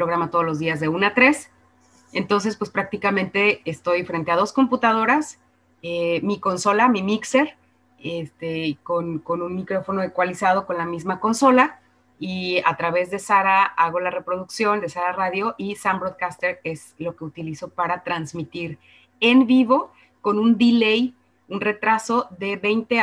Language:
Spanish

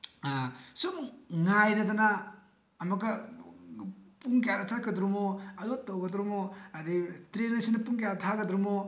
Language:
Manipuri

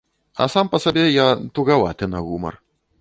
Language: Belarusian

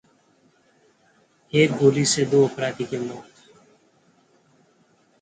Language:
Hindi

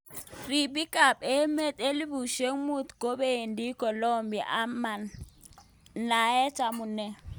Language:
Kalenjin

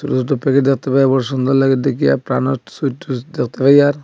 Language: Bangla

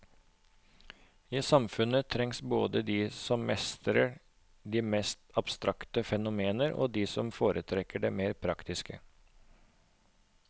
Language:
Norwegian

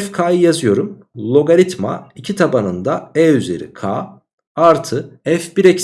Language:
Turkish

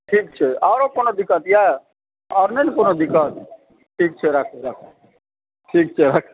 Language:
Maithili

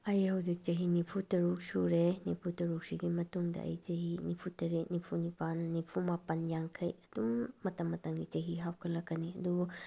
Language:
Manipuri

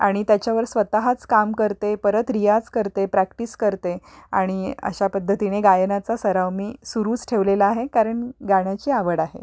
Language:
Marathi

